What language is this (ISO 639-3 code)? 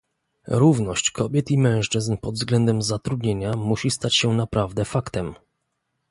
pol